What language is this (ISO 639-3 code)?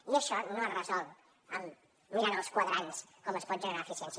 cat